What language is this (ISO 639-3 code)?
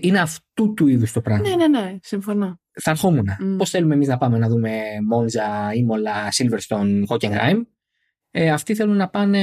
ell